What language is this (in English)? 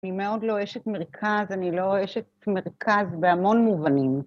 Hebrew